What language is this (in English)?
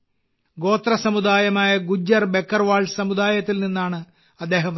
Malayalam